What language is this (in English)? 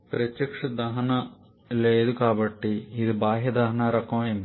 Telugu